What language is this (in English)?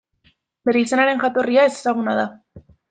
Basque